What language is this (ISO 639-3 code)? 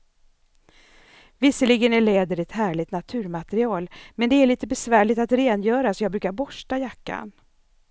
swe